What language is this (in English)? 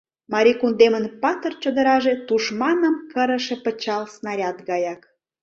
Mari